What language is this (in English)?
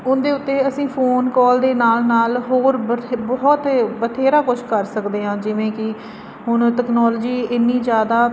Punjabi